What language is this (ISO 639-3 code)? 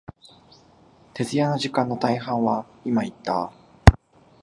jpn